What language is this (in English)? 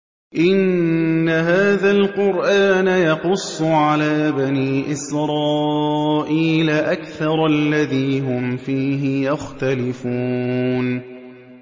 Arabic